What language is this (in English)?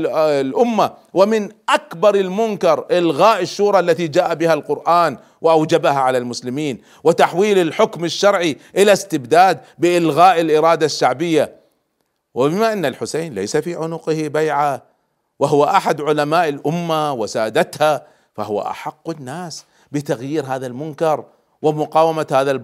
Arabic